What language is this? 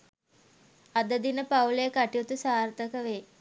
Sinhala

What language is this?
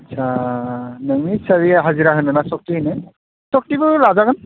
Bodo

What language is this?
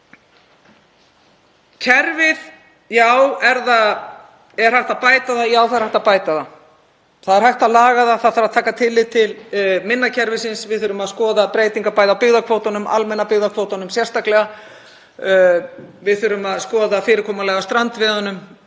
Icelandic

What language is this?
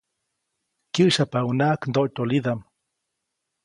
Copainalá Zoque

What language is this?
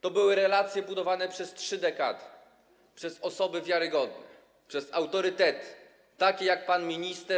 Polish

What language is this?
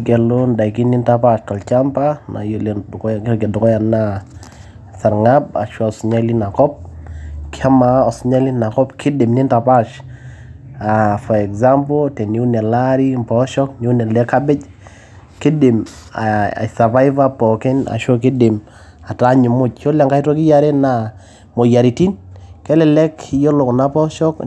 Masai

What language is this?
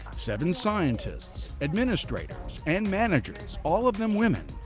English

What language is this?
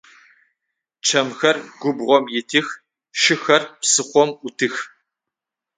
Adyghe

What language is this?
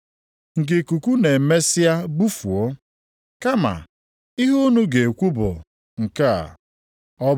Igbo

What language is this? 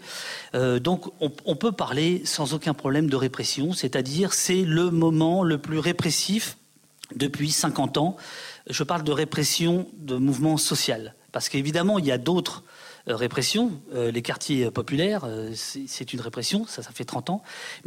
French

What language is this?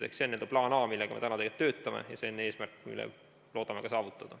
Estonian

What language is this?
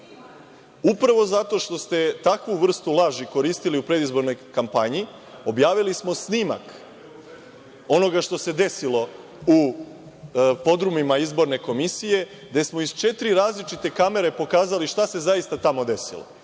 Serbian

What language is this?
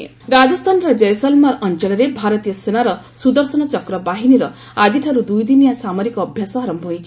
Odia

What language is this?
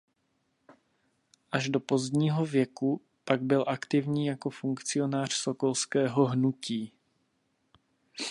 Czech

